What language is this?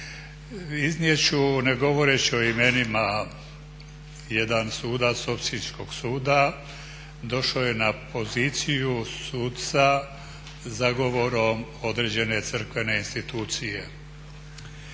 Croatian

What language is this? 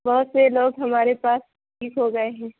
Urdu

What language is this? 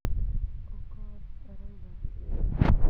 Kikuyu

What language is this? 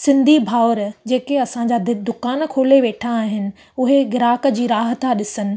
Sindhi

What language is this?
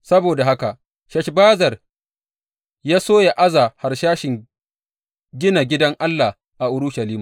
Hausa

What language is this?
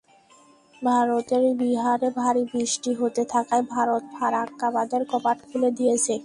Bangla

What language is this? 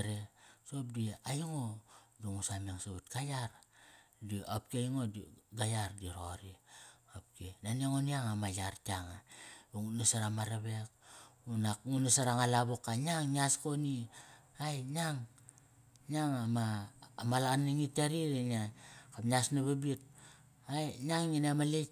Kairak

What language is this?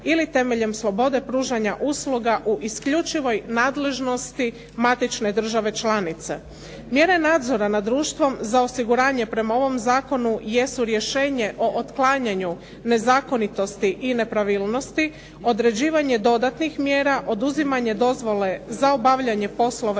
Croatian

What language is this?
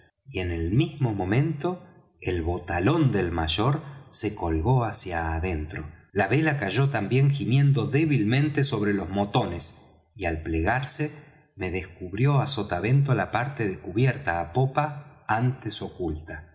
Spanish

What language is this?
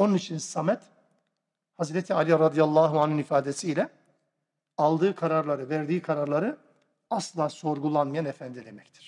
Turkish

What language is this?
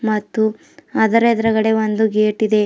Kannada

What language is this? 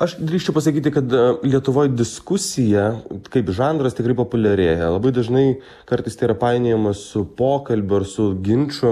Lithuanian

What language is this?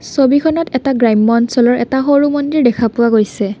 Assamese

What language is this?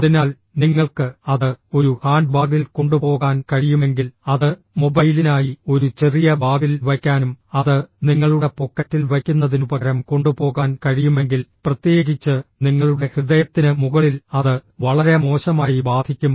Malayalam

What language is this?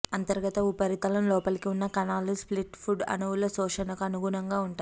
Telugu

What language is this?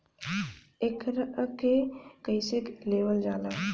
Bhojpuri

